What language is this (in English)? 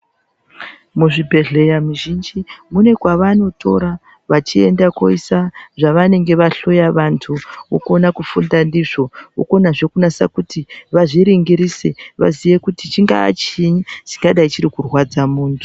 Ndau